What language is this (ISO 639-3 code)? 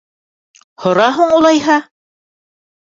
bak